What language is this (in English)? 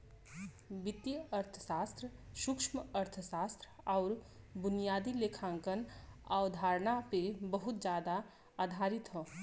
Bhojpuri